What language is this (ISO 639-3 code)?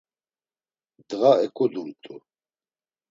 lzz